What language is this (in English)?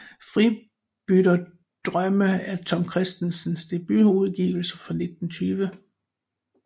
Danish